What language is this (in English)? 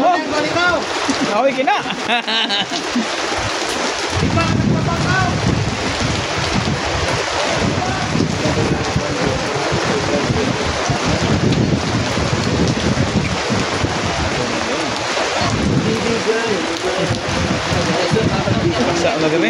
Filipino